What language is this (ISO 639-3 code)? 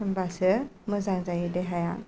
brx